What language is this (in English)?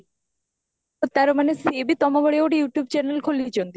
Odia